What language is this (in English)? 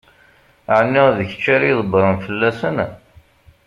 Kabyle